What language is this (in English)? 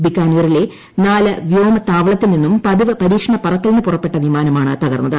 Malayalam